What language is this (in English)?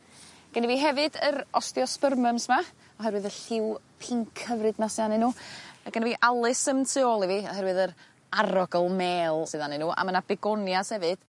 Welsh